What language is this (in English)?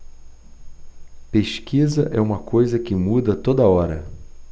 Portuguese